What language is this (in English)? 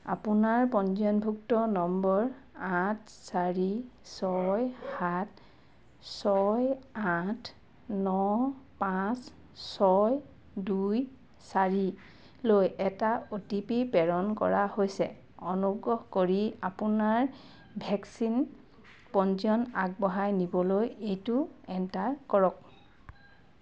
Assamese